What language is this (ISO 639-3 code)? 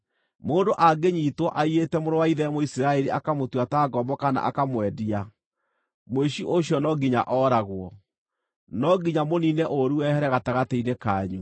kik